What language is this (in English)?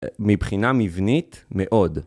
Hebrew